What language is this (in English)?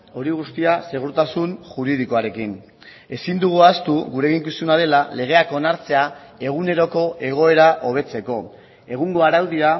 Basque